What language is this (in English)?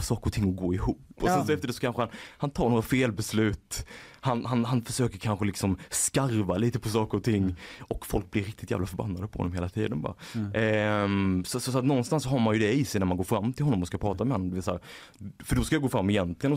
Swedish